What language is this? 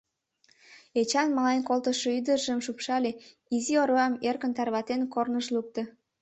Mari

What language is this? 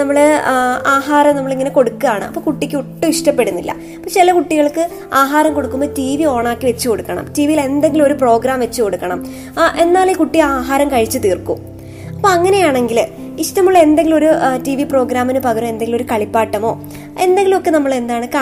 Malayalam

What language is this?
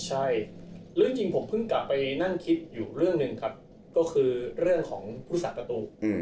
Thai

